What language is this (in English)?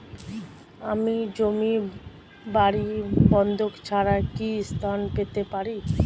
Bangla